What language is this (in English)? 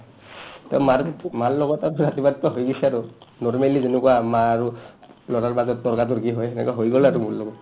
Assamese